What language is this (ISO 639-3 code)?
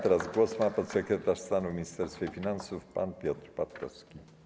pol